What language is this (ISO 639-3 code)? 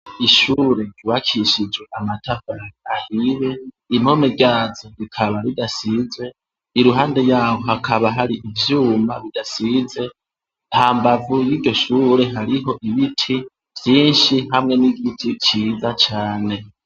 run